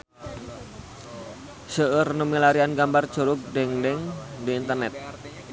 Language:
Sundanese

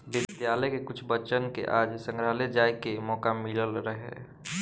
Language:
Bhojpuri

